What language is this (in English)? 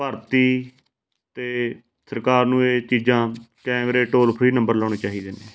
Punjabi